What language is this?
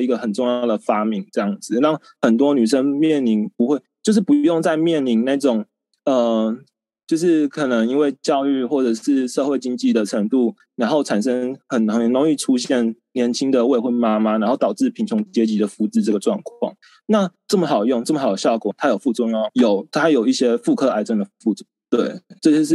Chinese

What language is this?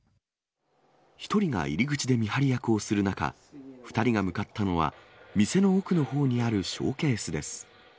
Japanese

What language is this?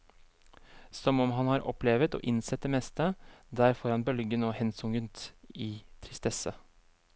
Norwegian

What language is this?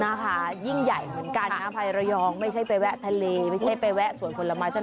Thai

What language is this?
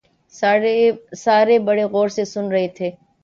Urdu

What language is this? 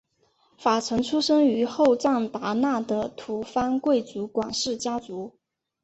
Chinese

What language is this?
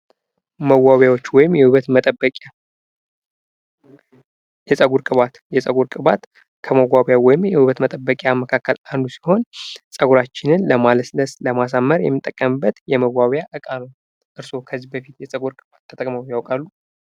Amharic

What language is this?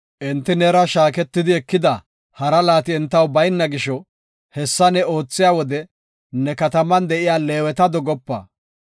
Gofa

